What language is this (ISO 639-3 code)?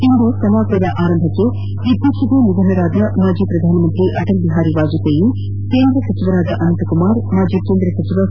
kan